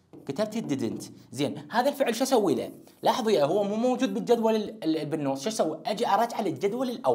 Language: Arabic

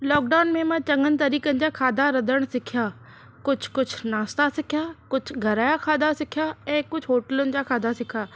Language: Sindhi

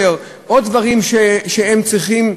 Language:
Hebrew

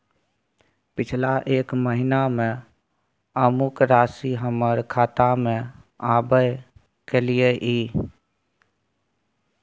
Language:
Maithili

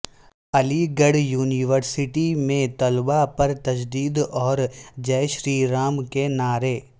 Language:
Urdu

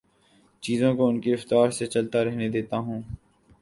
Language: Urdu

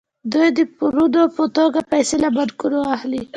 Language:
Pashto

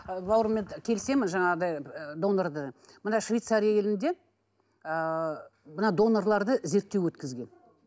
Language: Kazakh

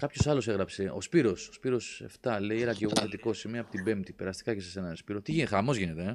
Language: Greek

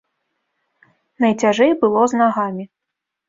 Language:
Belarusian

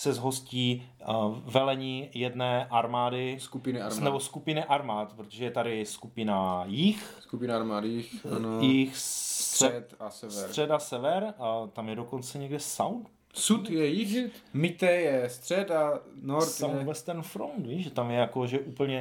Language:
Czech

